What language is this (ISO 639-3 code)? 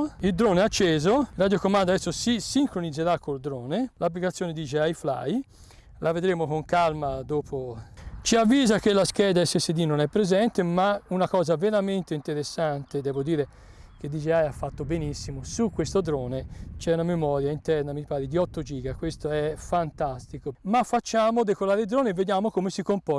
ita